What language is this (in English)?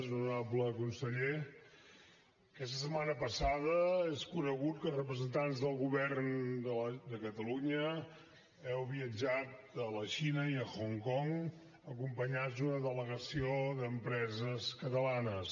Catalan